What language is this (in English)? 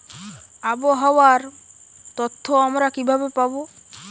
Bangla